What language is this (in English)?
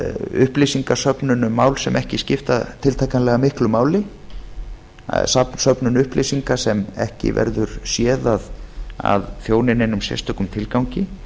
Icelandic